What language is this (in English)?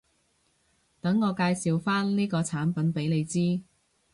Cantonese